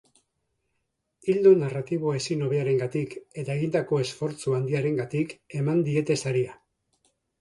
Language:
Basque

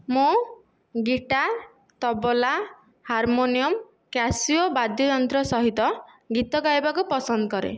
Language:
Odia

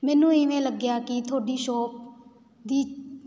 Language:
Punjabi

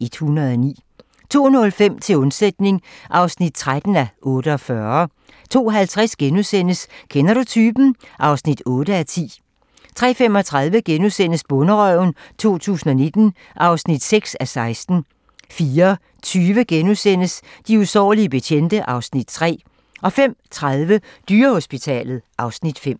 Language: Danish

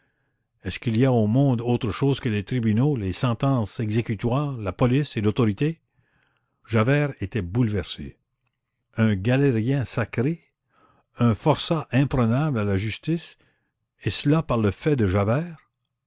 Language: French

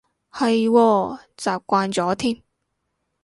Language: Cantonese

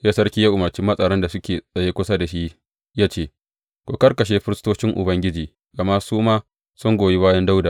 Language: Hausa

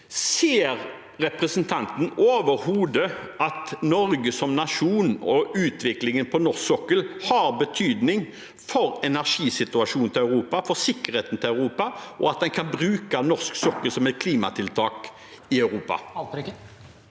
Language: Norwegian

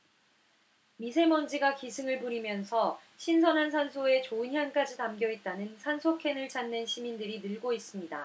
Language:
Korean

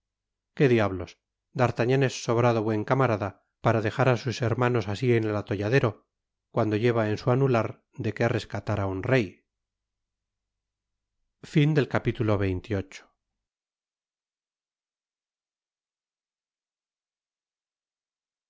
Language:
Spanish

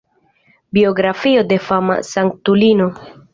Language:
Esperanto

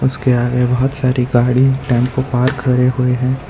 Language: Hindi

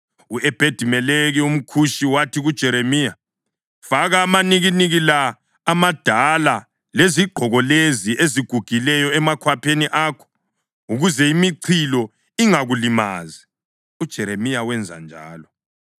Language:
North Ndebele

